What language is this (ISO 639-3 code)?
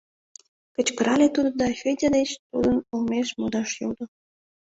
chm